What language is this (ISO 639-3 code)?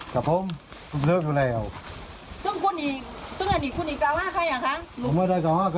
tha